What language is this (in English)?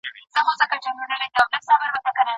Pashto